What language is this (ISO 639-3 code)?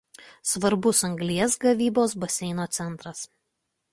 lit